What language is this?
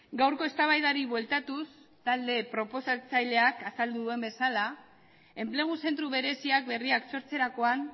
Basque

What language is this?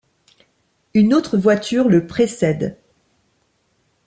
French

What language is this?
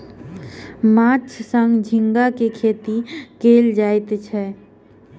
Maithili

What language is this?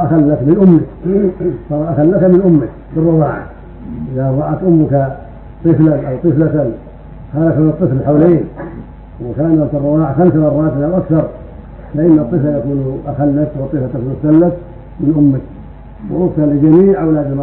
Arabic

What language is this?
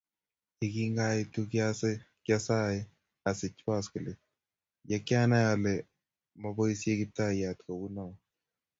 Kalenjin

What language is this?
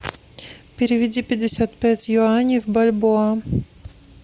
Russian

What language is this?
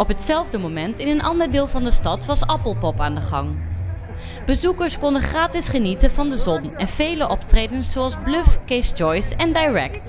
Dutch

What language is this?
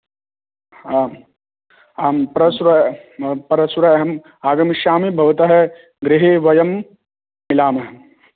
Sanskrit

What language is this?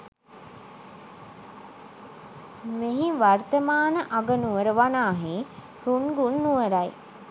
Sinhala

